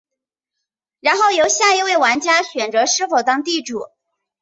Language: Chinese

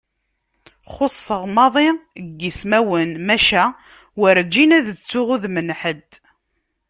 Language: Kabyle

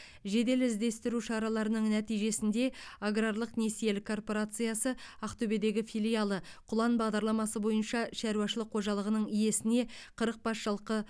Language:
Kazakh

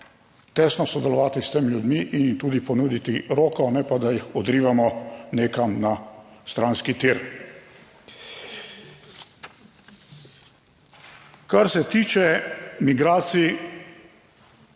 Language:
Slovenian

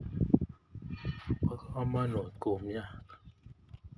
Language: Kalenjin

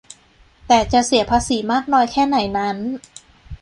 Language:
Thai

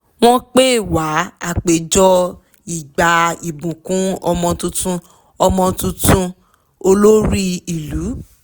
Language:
Yoruba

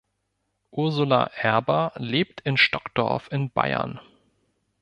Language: German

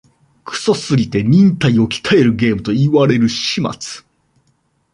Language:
Japanese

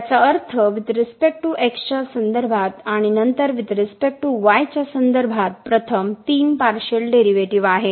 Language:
Marathi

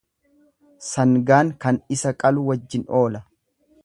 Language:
Oromo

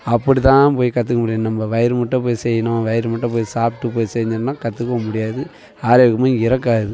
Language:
Tamil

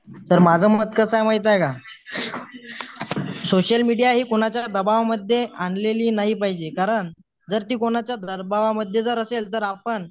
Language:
Marathi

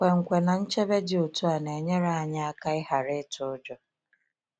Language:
Igbo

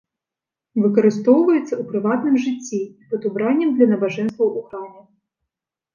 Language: Belarusian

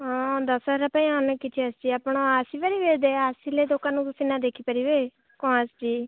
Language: Odia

